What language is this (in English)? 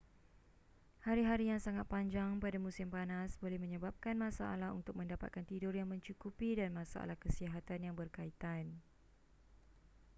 Malay